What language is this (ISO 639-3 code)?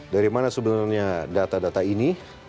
ind